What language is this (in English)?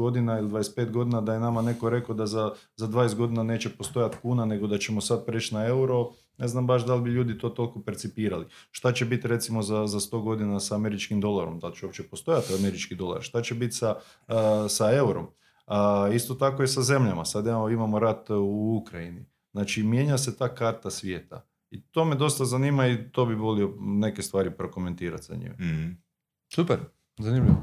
Croatian